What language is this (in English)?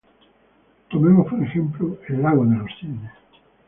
Spanish